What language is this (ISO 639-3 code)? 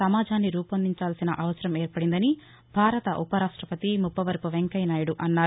tel